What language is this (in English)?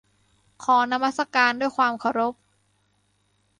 Thai